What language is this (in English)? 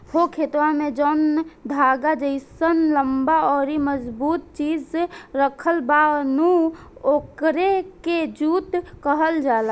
Bhojpuri